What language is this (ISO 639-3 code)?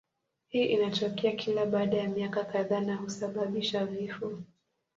swa